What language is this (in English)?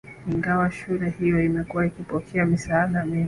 Swahili